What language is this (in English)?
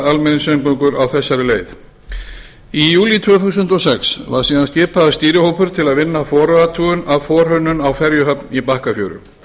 Icelandic